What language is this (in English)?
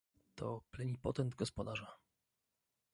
Polish